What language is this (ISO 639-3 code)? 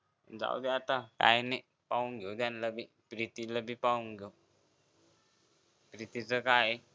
mar